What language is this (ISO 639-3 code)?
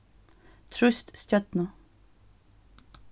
fao